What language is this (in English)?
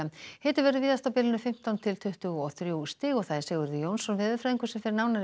Icelandic